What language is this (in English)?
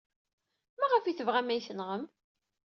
Kabyle